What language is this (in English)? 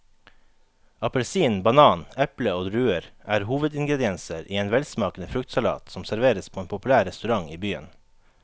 Norwegian